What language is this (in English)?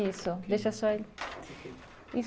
Portuguese